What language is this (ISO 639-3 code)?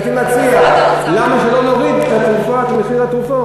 heb